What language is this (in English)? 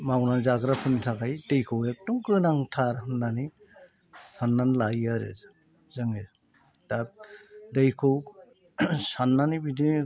Bodo